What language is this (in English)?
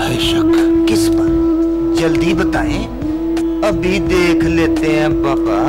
Hindi